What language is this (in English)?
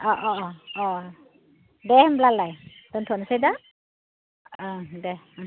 Bodo